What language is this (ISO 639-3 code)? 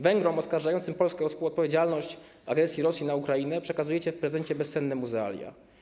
pol